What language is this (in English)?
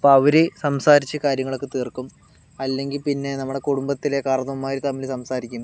Malayalam